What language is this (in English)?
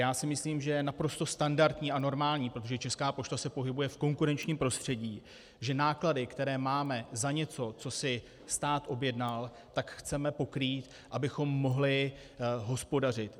Czech